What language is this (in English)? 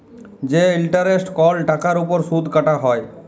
Bangla